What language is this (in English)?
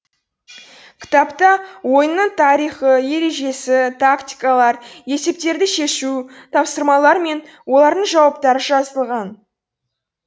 Kazakh